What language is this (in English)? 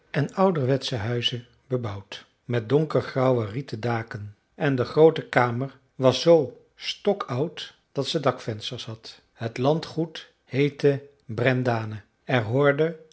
Dutch